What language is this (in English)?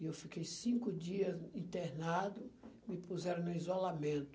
Portuguese